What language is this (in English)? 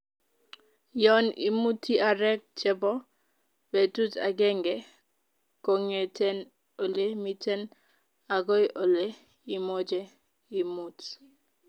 Kalenjin